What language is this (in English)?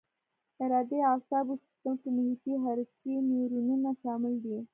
Pashto